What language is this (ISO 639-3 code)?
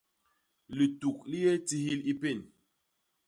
bas